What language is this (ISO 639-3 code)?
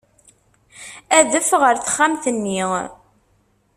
kab